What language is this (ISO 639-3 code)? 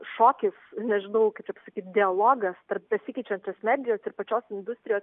lit